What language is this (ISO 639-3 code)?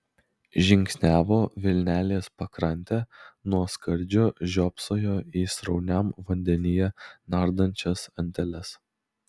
lit